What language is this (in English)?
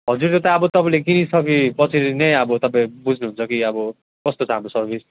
Nepali